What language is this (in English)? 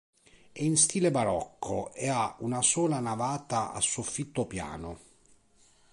Italian